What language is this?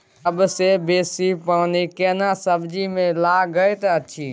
Maithili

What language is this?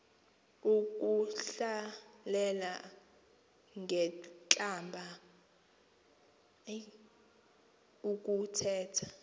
Xhosa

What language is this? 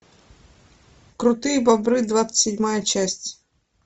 Russian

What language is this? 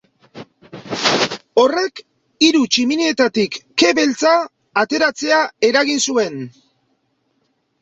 Basque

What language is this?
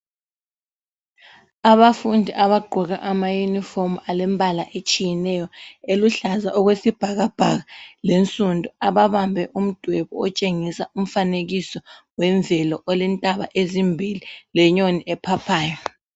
North Ndebele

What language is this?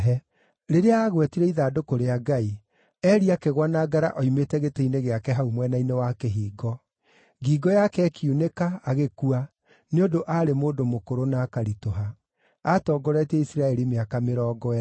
Kikuyu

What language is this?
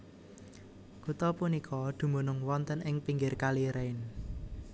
Javanese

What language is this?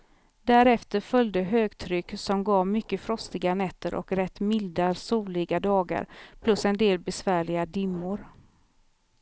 Swedish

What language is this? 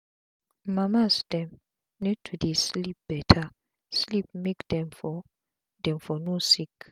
Nigerian Pidgin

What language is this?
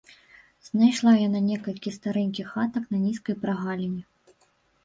Belarusian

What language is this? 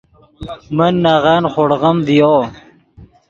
Yidgha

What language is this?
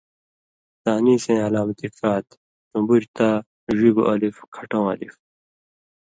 Indus Kohistani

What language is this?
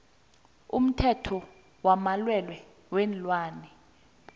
South Ndebele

